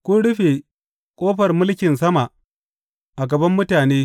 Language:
Hausa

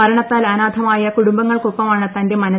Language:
Malayalam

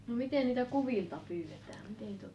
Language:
Finnish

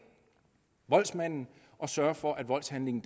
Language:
Danish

